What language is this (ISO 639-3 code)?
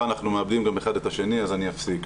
heb